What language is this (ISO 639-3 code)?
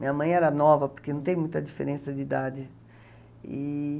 por